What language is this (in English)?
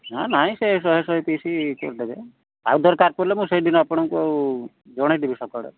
Odia